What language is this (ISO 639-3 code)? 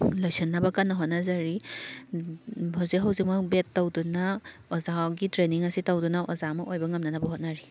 mni